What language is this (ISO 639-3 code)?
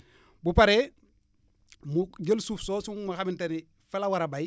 wol